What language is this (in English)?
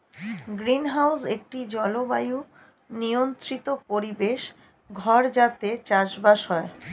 Bangla